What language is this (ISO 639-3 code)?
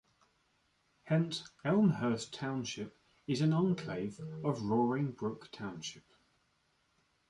eng